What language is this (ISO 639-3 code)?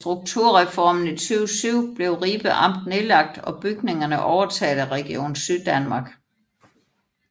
dan